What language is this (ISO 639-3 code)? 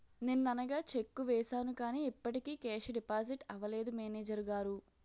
tel